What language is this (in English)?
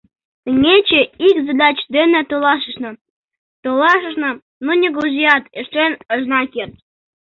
Mari